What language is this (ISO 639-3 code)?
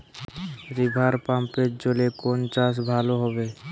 ben